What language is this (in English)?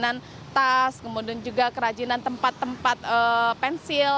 Indonesian